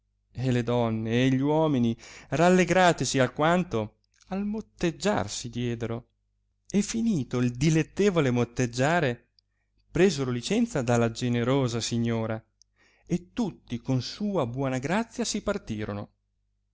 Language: Italian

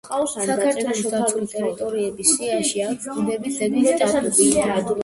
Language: Georgian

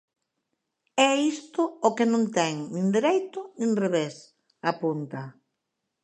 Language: Galician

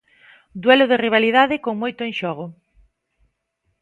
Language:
Galician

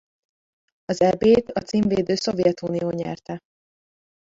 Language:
Hungarian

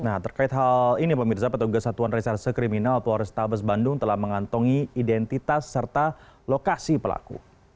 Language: Indonesian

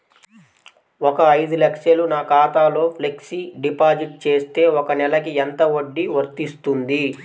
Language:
Telugu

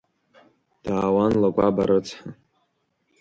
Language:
Abkhazian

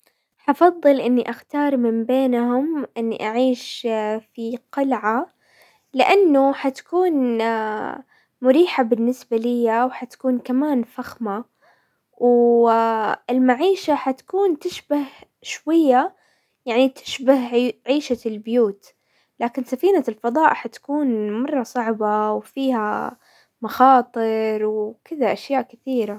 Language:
Hijazi Arabic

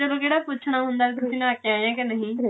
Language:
Punjabi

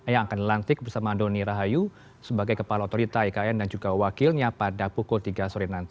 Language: Indonesian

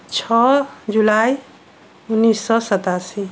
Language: Maithili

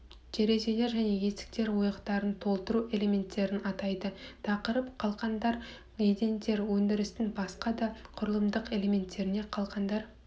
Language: Kazakh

